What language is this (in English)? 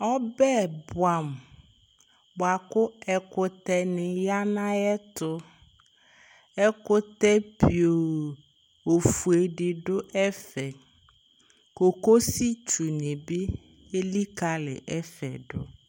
Ikposo